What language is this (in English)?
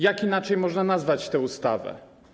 Polish